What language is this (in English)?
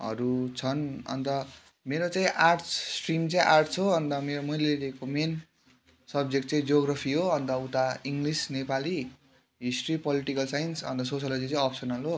Nepali